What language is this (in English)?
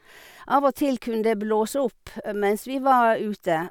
Norwegian